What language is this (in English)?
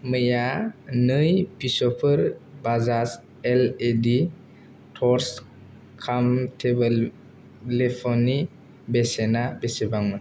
Bodo